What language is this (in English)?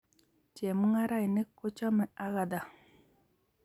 Kalenjin